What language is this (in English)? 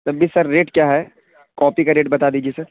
Urdu